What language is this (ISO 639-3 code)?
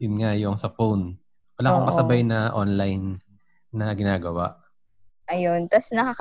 fil